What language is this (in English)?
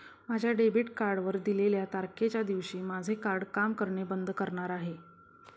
Marathi